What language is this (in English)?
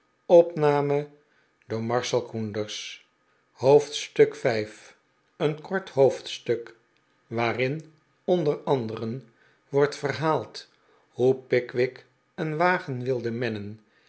Dutch